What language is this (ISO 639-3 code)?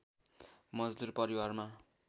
nep